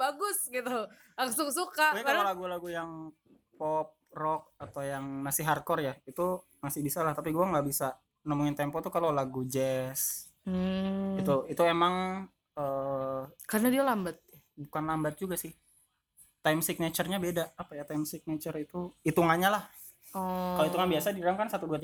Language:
Indonesian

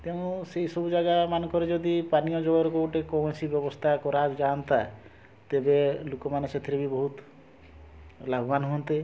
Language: Odia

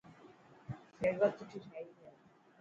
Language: Dhatki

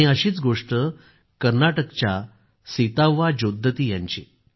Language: Marathi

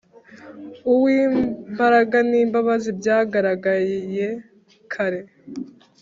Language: Kinyarwanda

